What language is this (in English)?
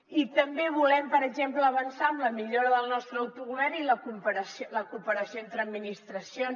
Catalan